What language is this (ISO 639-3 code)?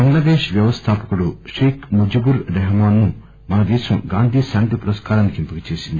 tel